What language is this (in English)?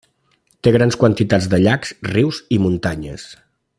Catalan